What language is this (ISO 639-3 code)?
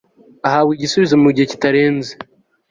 kin